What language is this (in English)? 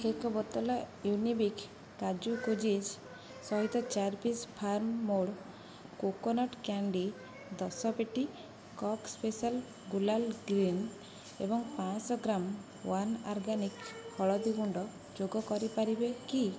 Odia